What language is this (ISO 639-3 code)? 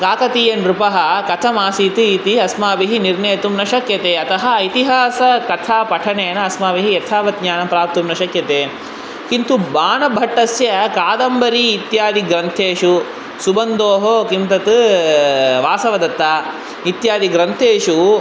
san